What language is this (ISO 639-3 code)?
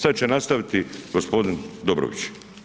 hrv